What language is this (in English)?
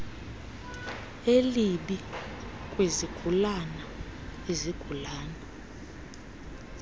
Xhosa